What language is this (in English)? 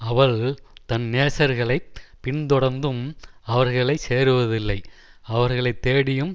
Tamil